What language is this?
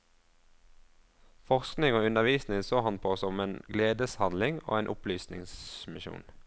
Norwegian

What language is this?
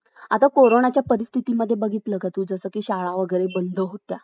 Marathi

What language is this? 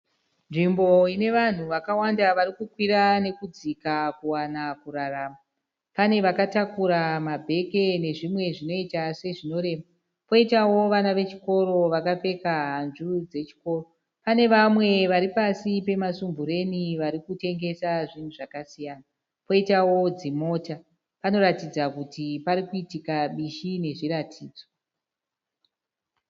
Shona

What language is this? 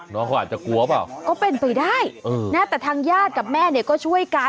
Thai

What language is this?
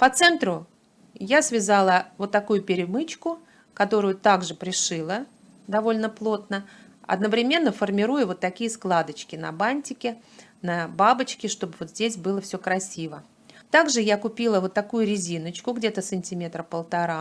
Russian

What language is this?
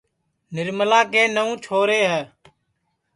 Sansi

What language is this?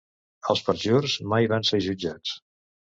Catalan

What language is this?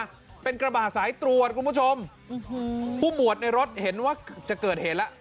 Thai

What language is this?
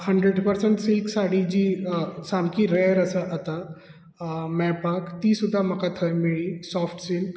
Konkani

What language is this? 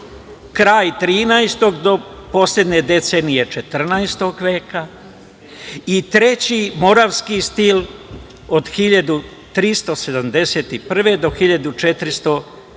Serbian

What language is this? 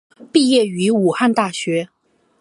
Chinese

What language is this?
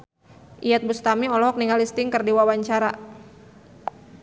Sundanese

